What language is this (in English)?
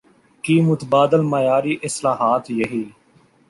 Urdu